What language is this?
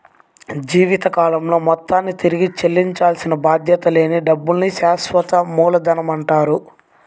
Telugu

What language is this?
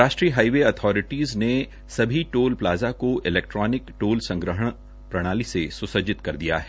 Hindi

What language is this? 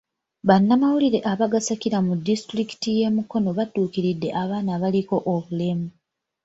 Ganda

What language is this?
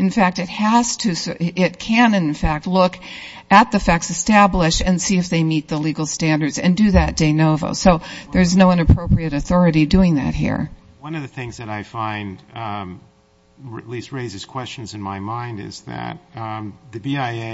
English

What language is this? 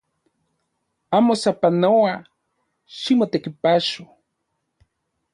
Central Puebla Nahuatl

